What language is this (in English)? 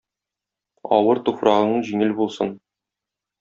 Tatar